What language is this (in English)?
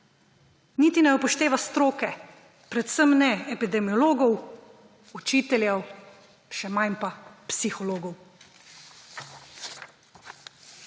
Slovenian